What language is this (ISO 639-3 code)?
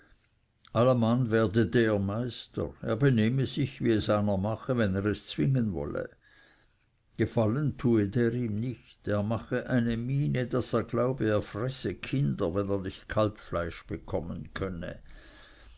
deu